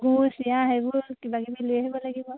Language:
Assamese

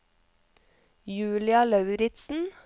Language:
Norwegian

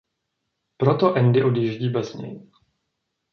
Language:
Czech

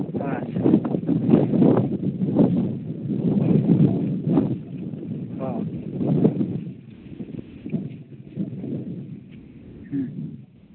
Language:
Santali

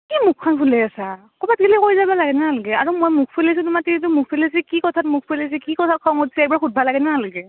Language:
Assamese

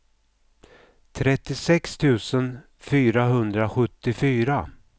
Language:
Swedish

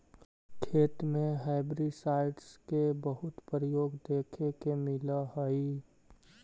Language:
Magahi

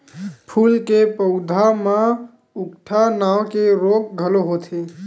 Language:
Chhattisgarhi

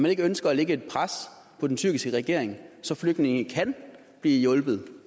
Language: Danish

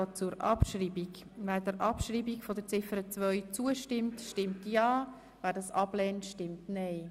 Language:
Swiss German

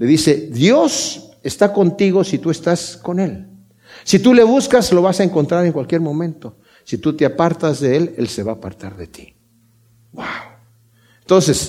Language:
Spanish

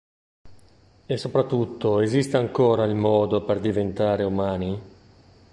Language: Italian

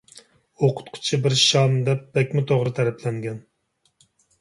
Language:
Uyghur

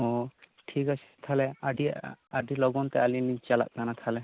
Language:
Santali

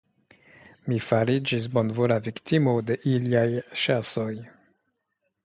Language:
Esperanto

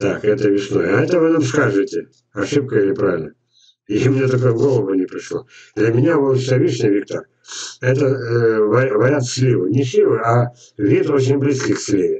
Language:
Russian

